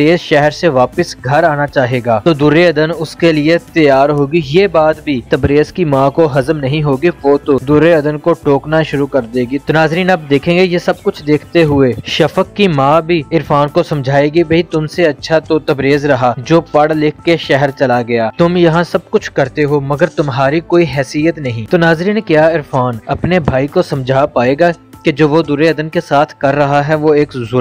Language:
Hindi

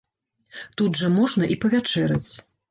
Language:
Belarusian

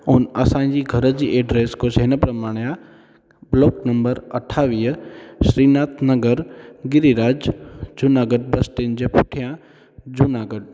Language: Sindhi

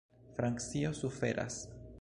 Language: Esperanto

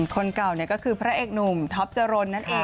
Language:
Thai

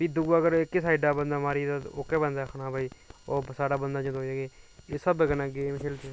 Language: Dogri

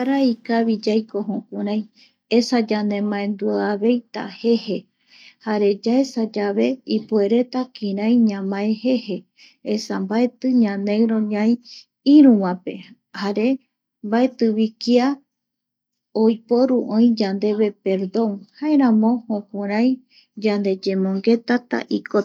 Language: Eastern Bolivian Guaraní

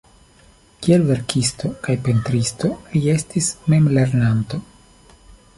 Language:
Esperanto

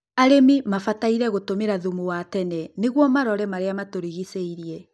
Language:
Kikuyu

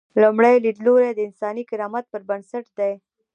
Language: Pashto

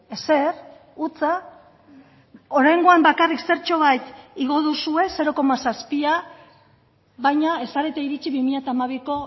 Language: Basque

